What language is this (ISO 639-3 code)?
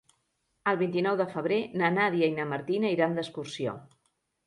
cat